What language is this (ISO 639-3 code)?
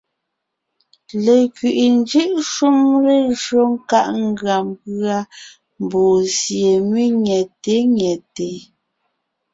nnh